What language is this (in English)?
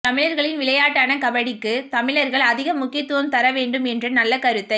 Tamil